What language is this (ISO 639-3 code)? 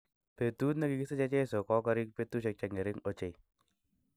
kln